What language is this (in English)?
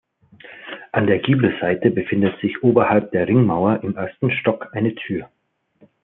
German